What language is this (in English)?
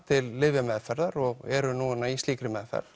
Icelandic